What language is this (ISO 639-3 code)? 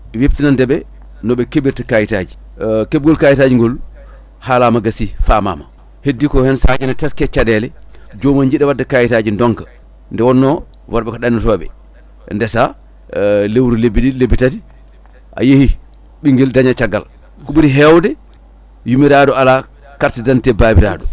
ful